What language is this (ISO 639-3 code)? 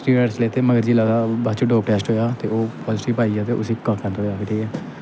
doi